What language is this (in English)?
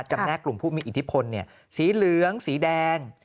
Thai